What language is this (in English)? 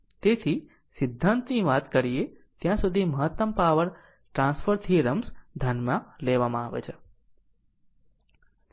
Gujarati